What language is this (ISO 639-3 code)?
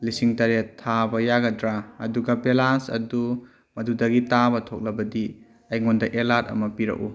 mni